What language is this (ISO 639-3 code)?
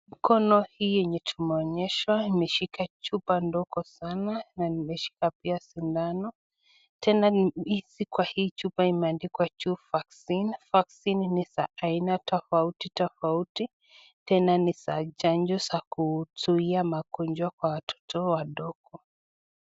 swa